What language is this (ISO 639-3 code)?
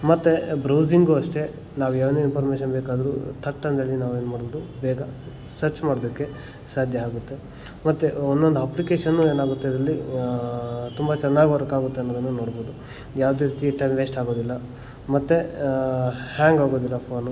kan